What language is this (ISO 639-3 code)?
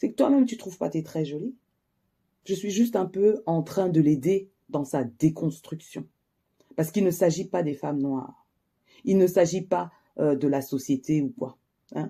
fra